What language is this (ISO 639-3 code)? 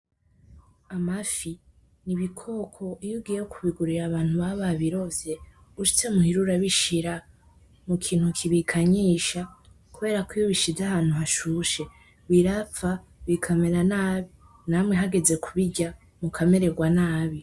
run